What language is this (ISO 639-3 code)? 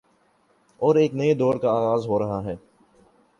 urd